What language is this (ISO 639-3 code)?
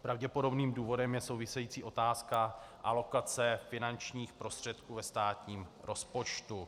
ces